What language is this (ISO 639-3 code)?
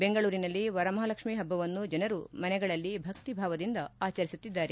kan